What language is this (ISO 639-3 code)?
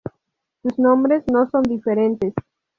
spa